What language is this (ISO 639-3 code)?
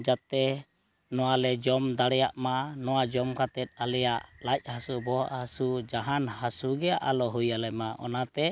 sat